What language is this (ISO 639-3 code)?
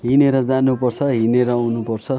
nep